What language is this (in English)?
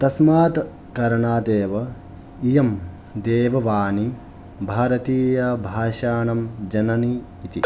Sanskrit